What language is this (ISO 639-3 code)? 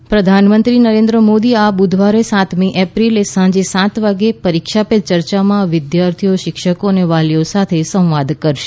guj